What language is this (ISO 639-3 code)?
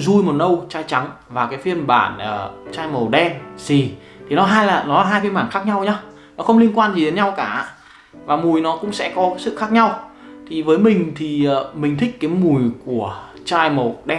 vie